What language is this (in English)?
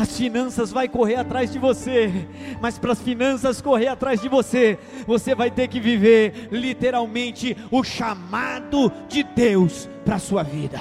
Portuguese